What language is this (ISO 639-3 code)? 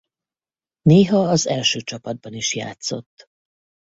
hun